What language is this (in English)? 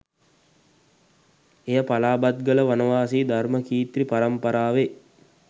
Sinhala